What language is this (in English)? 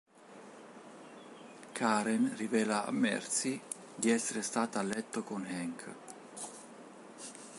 Italian